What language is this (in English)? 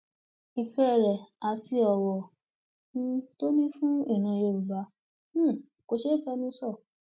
Yoruba